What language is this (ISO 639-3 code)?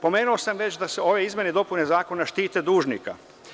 srp